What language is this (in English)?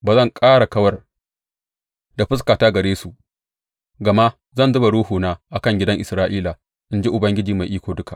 Hausa